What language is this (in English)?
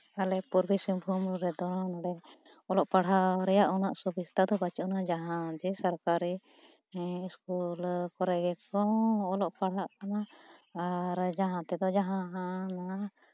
Santali